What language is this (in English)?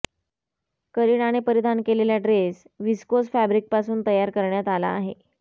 Marathi